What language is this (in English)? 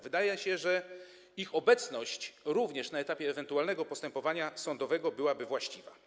Polish